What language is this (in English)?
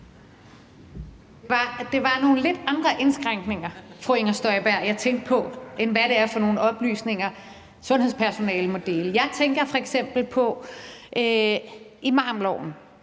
Danish